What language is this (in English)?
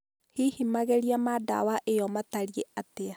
Kikuyu